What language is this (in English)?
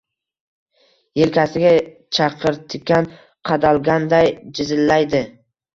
Uzbek